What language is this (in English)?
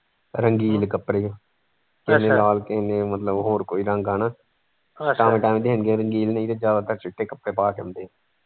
Punjabi